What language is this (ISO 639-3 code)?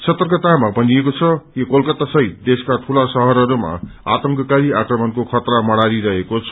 nep